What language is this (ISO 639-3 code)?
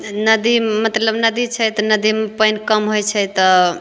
mai